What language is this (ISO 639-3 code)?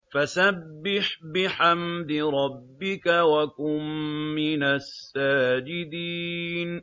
ara